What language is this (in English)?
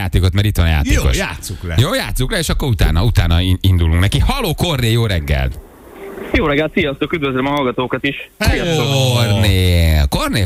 Hungarian